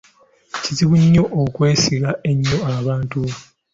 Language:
Ganda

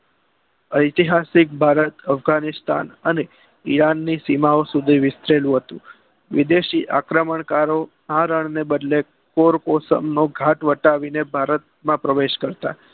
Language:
Gujarati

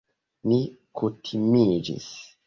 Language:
Esperanto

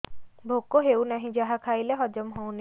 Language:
Odia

